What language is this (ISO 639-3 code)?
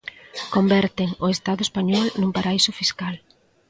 glg